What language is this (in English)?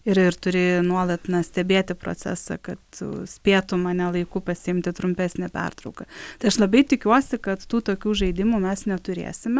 Lithuanian